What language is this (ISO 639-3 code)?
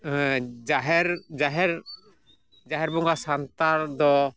sat